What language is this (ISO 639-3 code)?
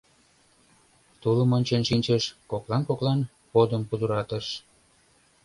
chm